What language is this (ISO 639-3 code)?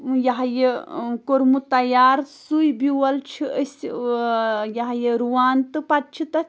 kas